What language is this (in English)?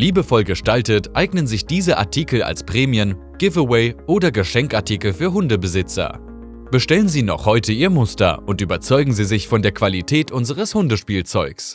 German